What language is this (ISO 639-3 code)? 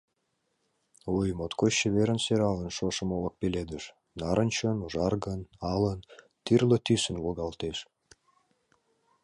chm